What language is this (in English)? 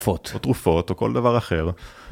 Hebrew